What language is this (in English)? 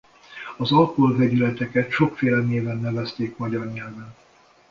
Hungarian